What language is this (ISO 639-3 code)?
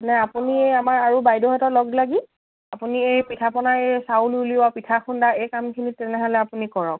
asm